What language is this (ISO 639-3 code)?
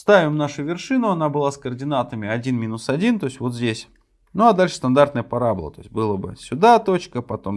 rus